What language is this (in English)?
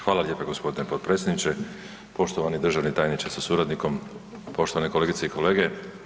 Croatian